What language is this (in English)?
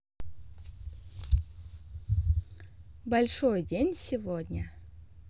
Russian